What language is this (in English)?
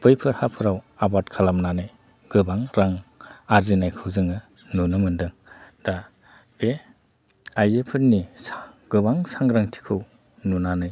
Bodo